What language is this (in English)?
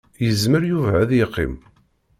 Kabyle